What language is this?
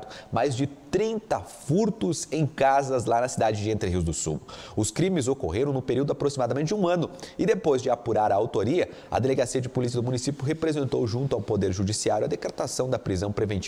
Portuguese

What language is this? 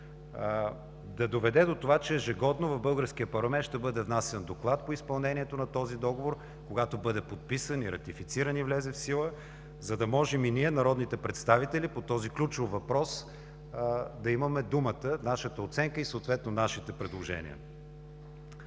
Bulgarian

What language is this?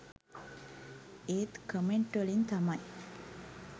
Sinhala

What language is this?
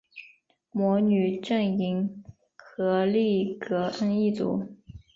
Chinese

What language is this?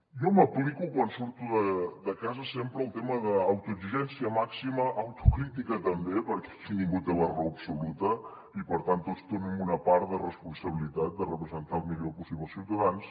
Catalan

